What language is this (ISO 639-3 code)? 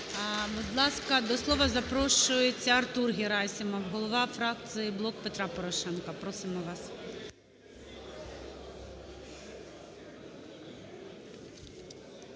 ukr